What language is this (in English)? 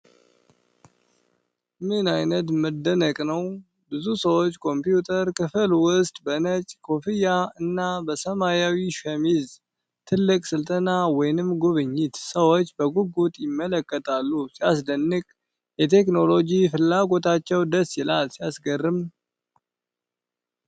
Amharic